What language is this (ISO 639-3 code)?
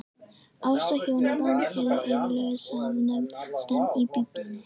isl